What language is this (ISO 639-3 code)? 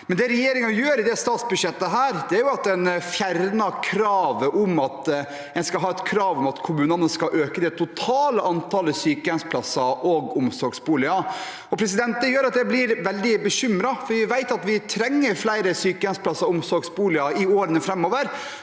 nor